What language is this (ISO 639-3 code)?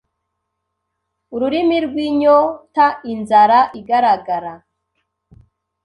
kin